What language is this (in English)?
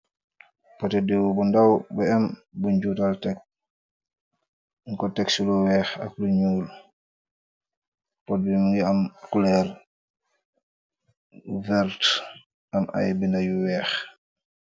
Wolof